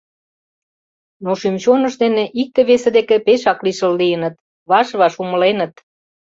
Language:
Mari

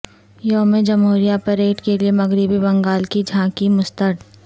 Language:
Urdu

